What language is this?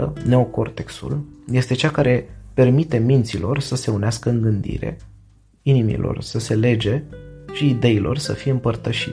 Romanian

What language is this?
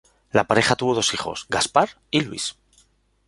Spanish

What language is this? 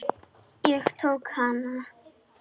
Icelandic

